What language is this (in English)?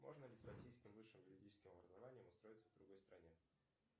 Russian